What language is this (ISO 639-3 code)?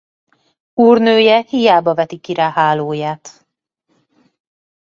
hun